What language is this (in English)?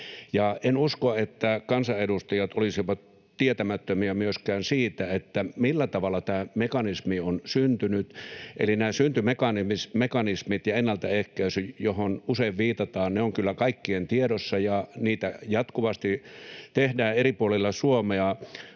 Finnish